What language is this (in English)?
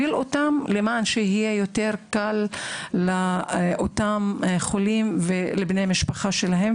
Hebrew